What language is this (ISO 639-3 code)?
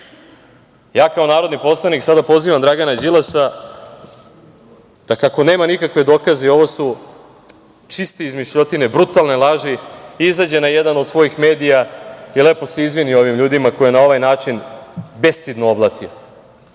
srp